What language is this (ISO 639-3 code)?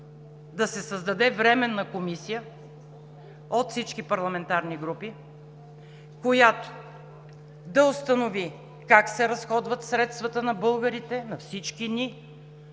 bul